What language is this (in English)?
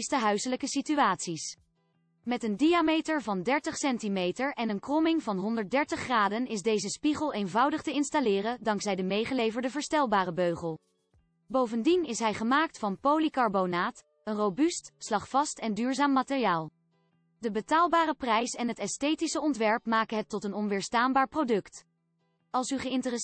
Dutch